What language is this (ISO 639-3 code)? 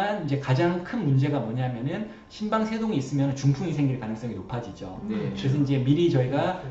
kor